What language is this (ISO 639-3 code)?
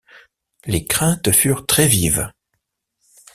fra